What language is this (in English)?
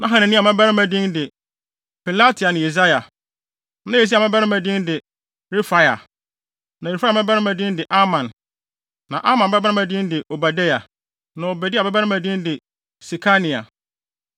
Akan